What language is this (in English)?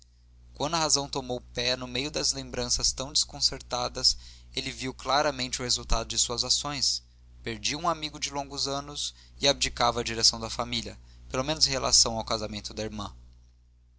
Portuguese